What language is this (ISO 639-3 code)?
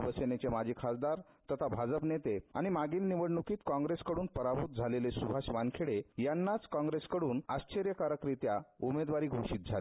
mar